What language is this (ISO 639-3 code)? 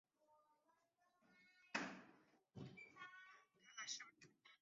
zho